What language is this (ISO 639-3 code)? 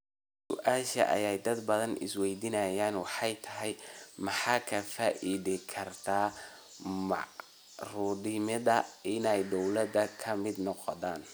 som